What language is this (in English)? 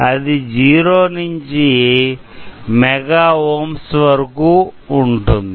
Telugu